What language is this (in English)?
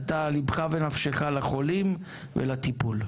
Hebrew